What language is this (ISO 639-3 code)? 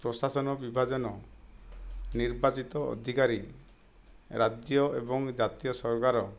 ori